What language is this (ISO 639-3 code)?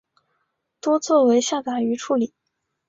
zho